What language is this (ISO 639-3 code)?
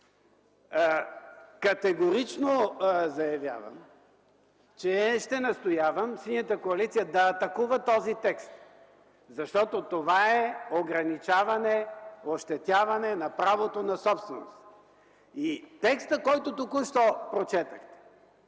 bul